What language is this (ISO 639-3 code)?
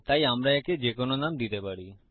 ben